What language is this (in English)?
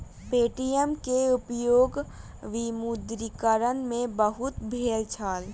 Maithili